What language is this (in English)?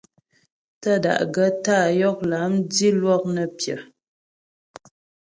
Ghomala